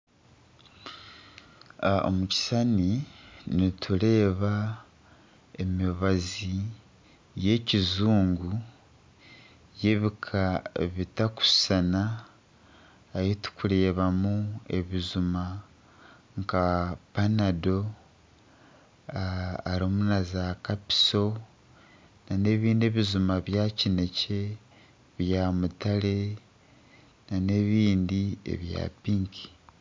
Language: Nyankole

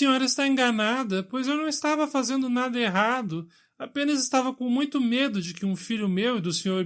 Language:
Portuguese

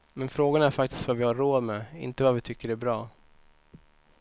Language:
Swedish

